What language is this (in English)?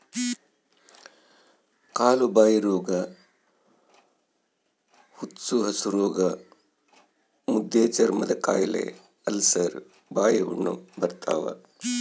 Kannada